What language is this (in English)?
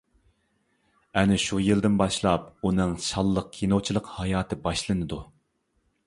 Uyghur